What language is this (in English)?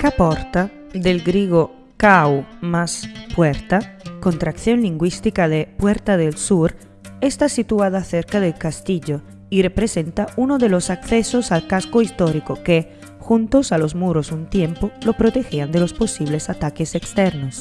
Spanish